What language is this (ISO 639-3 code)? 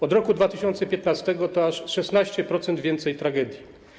pol